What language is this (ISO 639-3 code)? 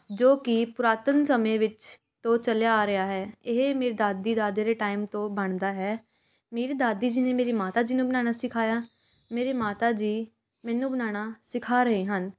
pan